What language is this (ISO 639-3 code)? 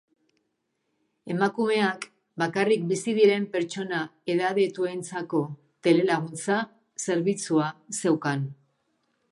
eus